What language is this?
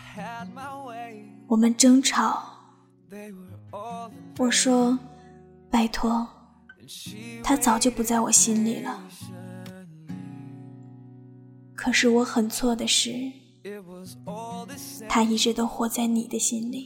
Chinese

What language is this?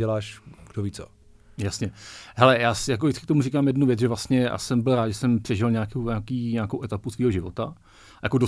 Czech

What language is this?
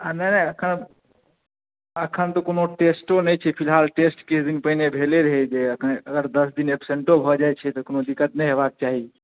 Maithili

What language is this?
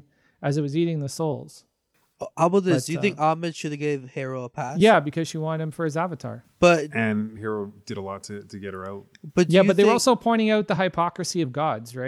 English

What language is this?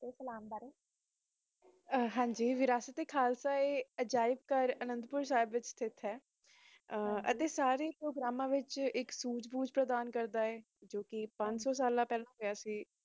Punjabi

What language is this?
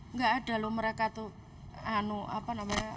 Indonesian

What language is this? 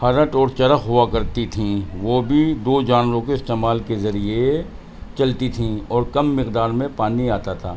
Urdu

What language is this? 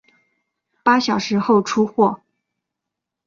Chinese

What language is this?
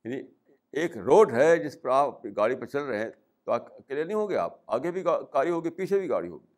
Urdu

